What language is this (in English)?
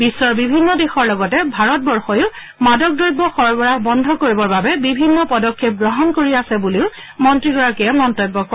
Assamese